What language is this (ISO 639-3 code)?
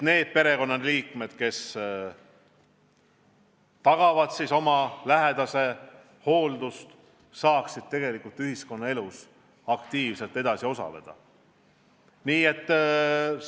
est